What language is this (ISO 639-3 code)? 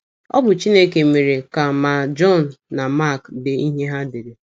ibo